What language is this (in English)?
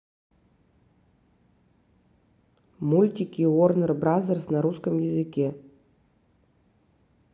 Russian